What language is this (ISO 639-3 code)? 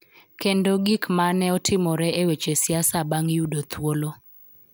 luo